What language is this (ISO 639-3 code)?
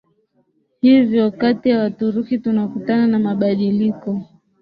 swa